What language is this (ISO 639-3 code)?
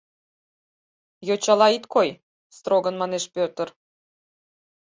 chm